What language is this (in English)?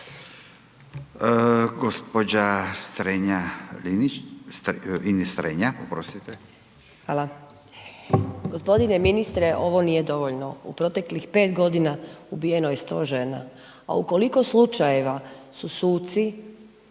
Croatian